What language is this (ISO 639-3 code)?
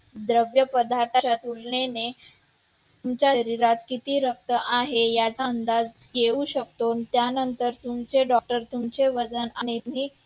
mar